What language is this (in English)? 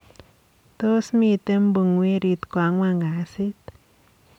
Kalenjin